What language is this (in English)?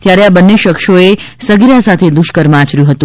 Gujarati